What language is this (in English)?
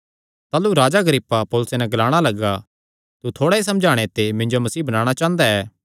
Kangri